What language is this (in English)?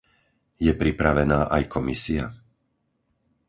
Slovak